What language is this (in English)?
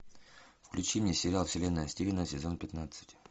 Russian